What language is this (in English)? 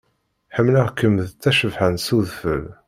Kabyle